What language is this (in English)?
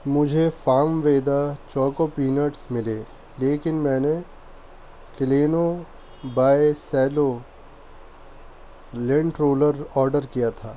Urdu